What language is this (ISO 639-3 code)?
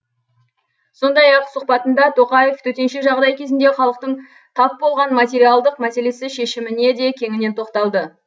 kaz